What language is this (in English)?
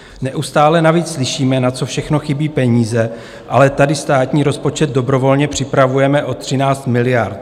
Czech